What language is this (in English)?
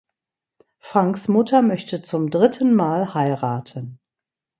German